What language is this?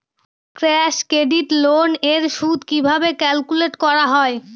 Bangla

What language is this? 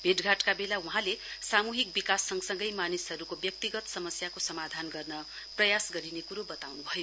Nepali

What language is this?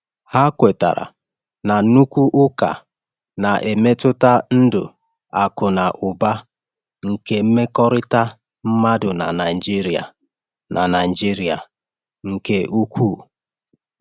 Igbo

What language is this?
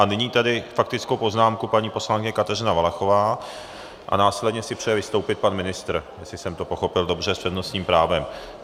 Czech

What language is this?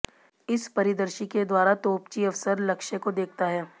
Hindi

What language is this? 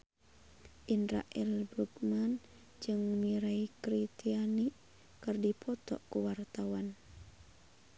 Sundanese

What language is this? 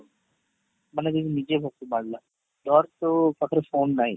Odia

